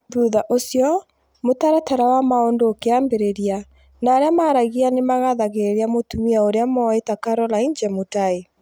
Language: Kikuyu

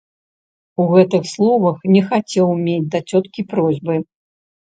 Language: Belarusian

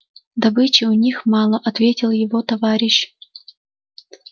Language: Russian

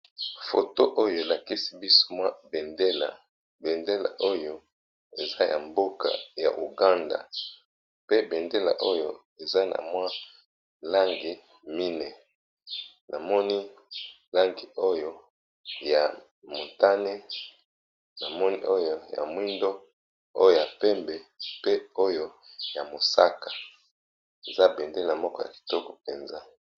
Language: Lingala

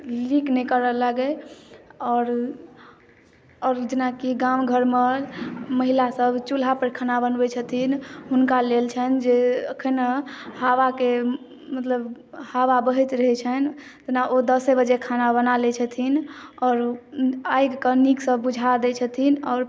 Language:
Maithili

